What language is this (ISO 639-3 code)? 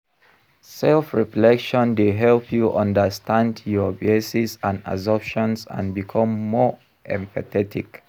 pcm